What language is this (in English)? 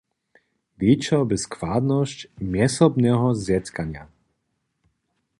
Upper Sorbian